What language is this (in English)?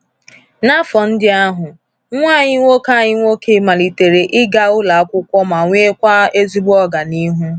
Igbo